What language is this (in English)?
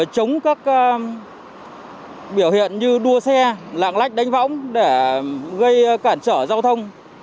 Vietnamese